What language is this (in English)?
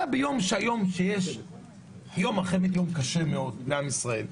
Hebrew